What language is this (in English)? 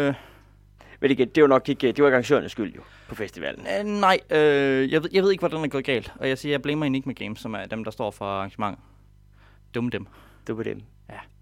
Danish